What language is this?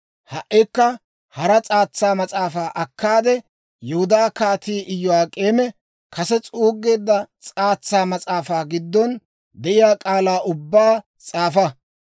Dawro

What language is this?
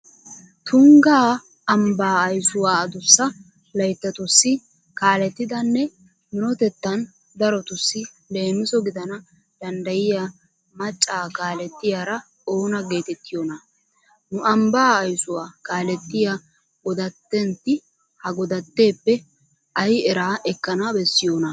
Wolaytta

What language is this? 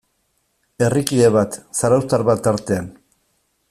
Basque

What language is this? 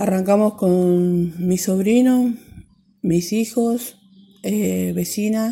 Spanish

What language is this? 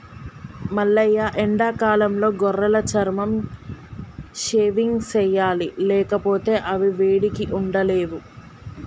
Telugu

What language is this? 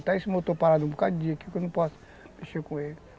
Portuguese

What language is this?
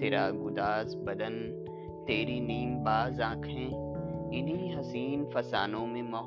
Urdu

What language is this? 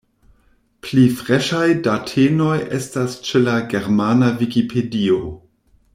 Esperanto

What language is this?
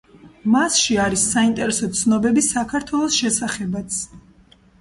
Georgian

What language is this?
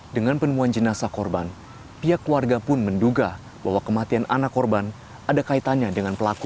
Indonesian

